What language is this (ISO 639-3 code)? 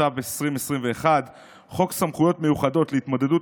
heb